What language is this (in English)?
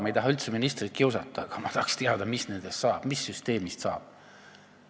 Estonian